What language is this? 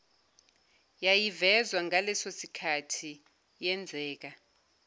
Zulu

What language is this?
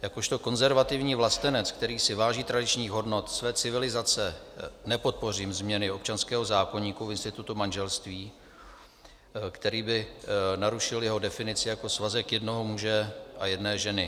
Czech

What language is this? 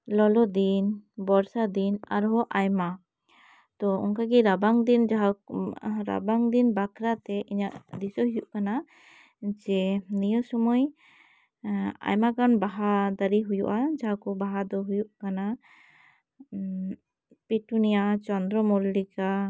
Santali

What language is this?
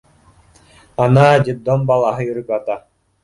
Bashkir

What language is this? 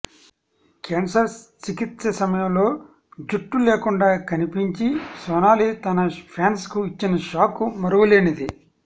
Telugu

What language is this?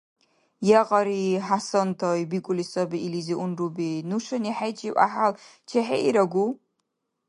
Dargwa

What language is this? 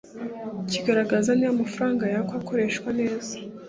Kinyarwanda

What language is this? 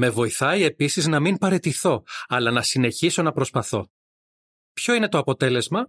Greek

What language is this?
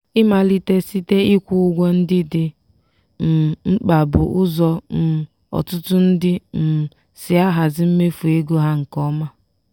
Igbo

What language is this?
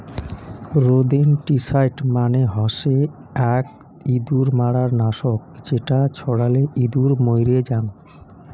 Bangla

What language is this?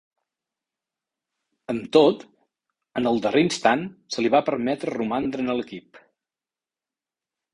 Catalan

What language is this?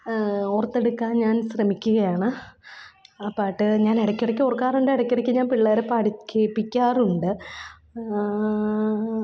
Malayalam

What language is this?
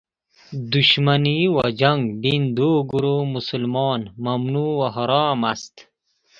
Persian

